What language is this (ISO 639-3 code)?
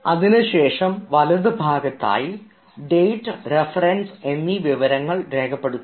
mal